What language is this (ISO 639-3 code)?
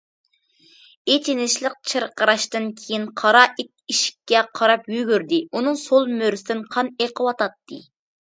uig